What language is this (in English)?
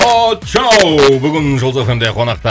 Kazakh